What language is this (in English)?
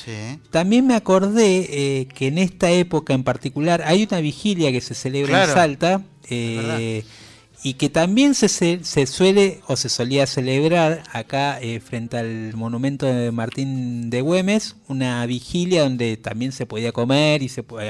Spanish